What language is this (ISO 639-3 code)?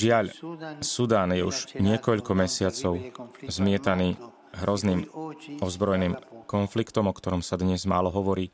slk